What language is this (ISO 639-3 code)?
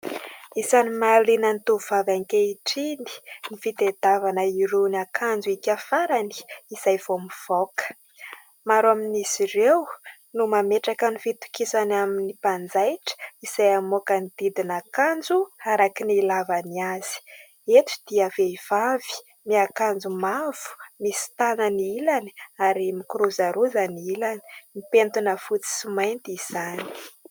mlg